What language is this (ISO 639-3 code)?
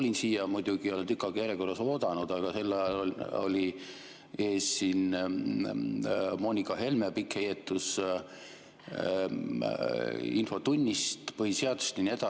est